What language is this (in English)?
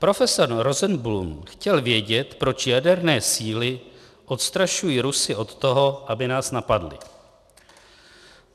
Czech